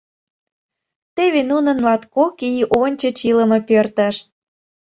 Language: Mari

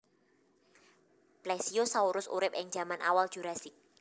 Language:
Javanese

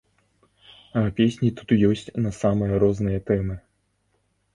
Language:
Belarusian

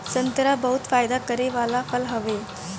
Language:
Bhojpuri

